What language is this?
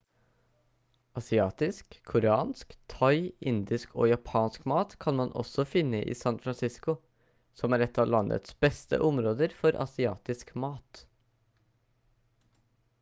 Norwegian Bokmål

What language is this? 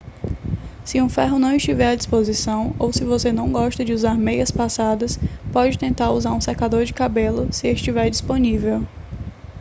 Portuguese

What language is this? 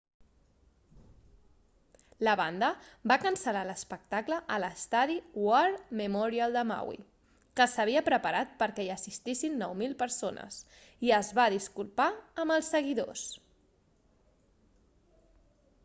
Catalan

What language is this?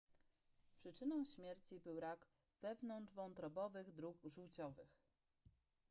Polish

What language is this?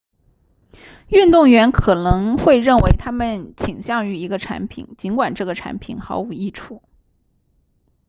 Chinese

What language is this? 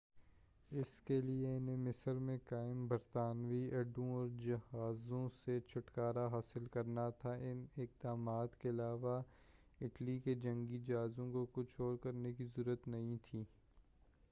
Urdu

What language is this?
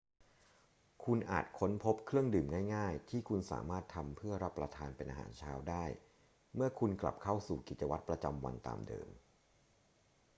Thai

